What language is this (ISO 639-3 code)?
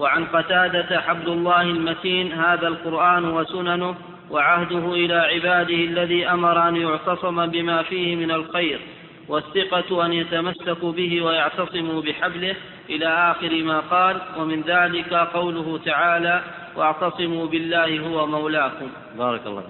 ara